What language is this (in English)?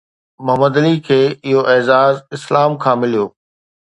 Sindhi